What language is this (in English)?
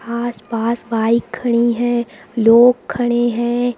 Hindi